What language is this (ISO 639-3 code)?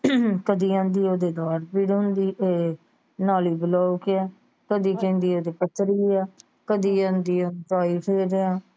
pan